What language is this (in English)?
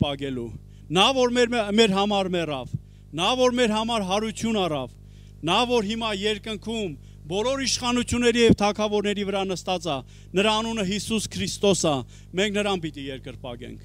Turkish